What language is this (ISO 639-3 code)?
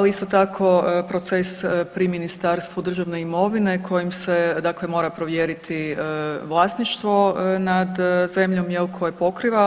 hrv